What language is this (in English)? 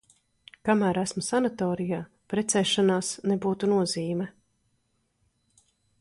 Latvian